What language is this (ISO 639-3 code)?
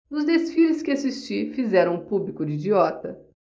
por